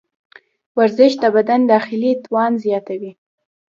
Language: Pashto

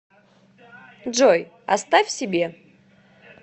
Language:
Russian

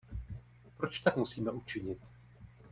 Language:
Czech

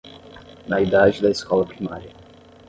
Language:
Portuguese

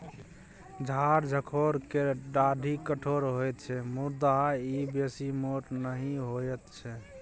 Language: Maithili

